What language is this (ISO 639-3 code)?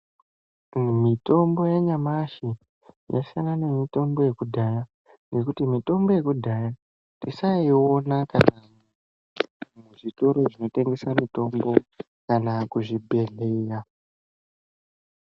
ndc